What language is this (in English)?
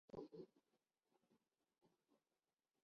Urdu